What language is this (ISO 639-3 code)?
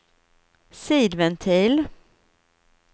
swe